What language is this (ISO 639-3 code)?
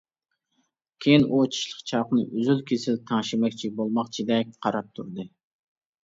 uig